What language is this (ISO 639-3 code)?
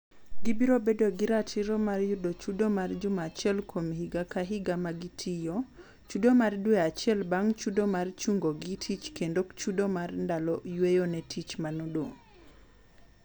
luo